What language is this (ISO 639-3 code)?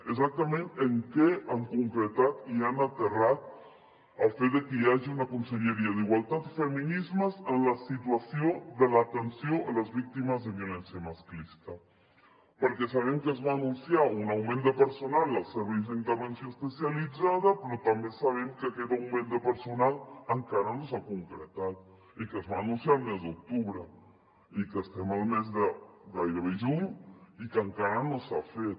cat